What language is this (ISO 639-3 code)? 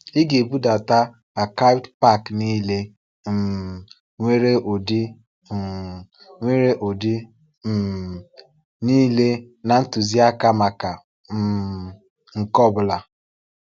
ibo